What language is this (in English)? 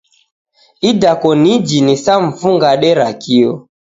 Taita